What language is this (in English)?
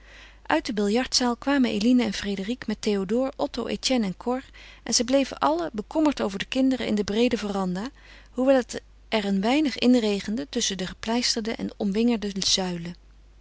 Dutch